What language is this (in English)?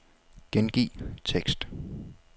Danish